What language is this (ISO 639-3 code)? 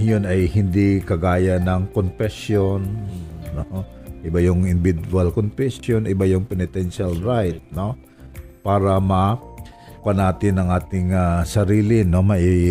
fil